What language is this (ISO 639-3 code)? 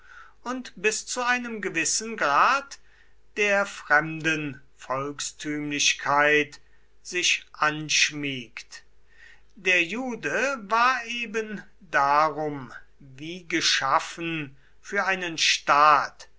deu